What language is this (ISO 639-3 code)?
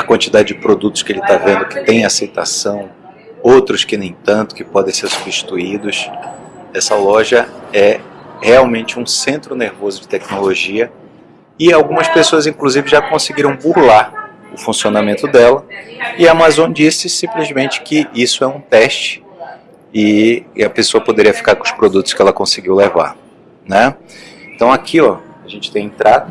por